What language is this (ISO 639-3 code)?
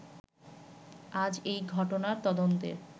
ben